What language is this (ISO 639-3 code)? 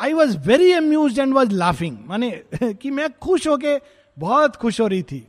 hin